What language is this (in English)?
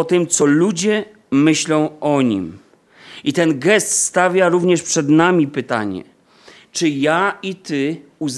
Polish